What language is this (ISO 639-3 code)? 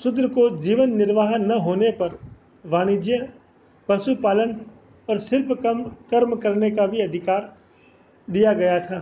hin